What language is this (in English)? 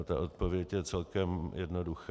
Czech